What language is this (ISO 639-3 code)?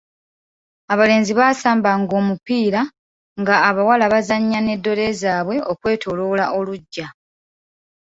lug